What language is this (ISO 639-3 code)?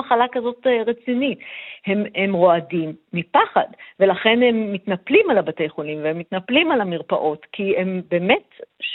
heb